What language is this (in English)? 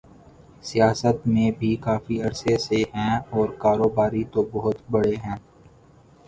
Urdu